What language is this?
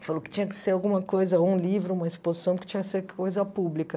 Portuguese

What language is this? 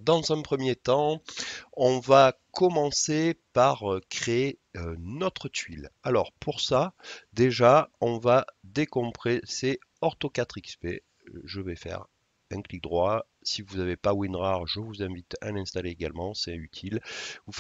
French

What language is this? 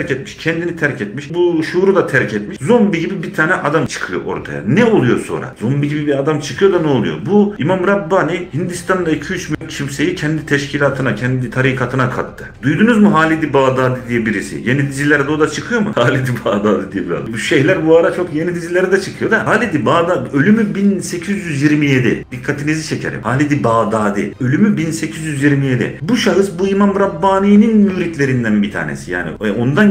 Turkish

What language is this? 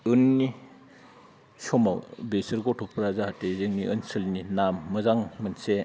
Bodo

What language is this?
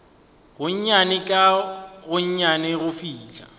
Northern Sotho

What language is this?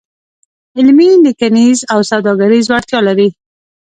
Pashto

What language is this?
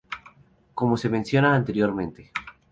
Spanish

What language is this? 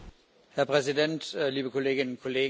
German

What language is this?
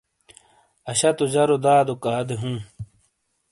Shina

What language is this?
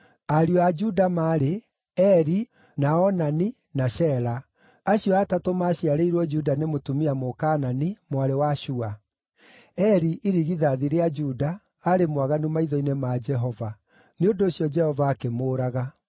Kikuyu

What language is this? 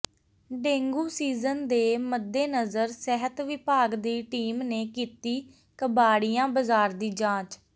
Punjabi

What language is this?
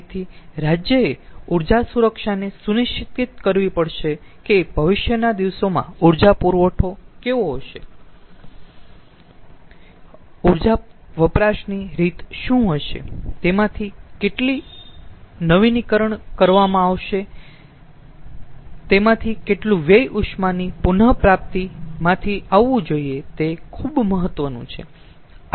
Gujarati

